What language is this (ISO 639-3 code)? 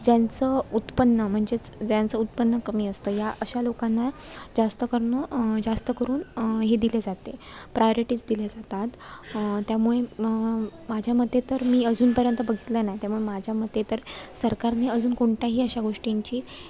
mar